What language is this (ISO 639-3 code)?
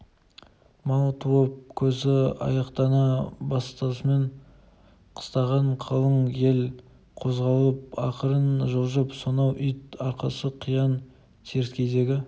kaz